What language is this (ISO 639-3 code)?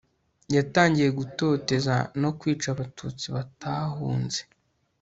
kin